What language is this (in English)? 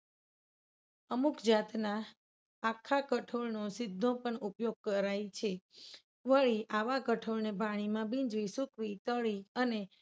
Gujarati